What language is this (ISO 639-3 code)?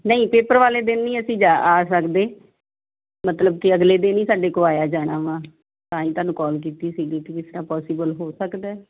pan